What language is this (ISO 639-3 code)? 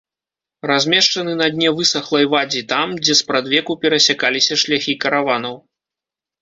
bel